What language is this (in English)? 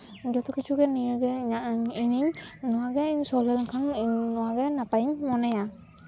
Santali